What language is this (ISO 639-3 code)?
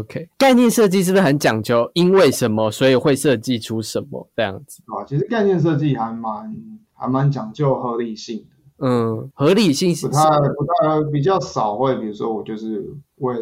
zho